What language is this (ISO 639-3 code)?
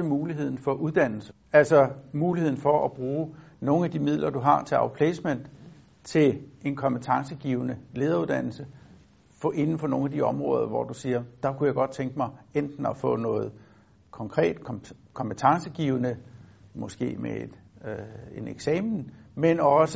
dan